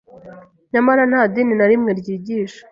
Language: Kinyarwanda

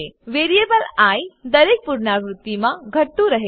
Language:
Gujarati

